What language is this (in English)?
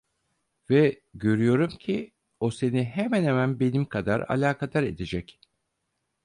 Turkish